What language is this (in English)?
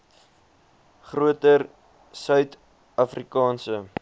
Afrikaans